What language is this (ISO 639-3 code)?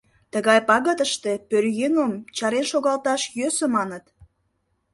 chm